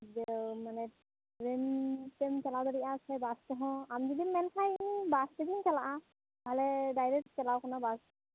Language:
Santali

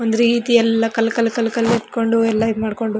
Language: Kannada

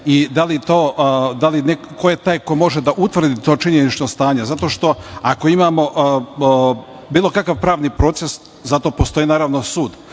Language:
Serbian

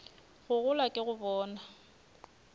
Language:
Northern Sotho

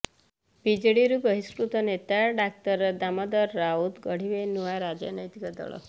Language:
Odia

